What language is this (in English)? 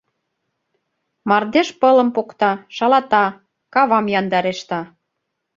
Mari